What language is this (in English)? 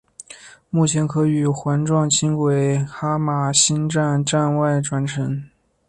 Chinese